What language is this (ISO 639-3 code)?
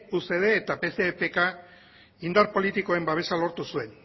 eus